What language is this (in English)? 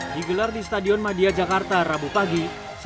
Indonesian